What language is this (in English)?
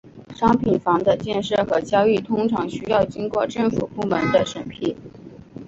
Chinese